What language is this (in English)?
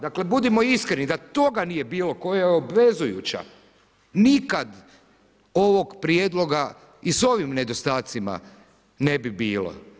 Croatian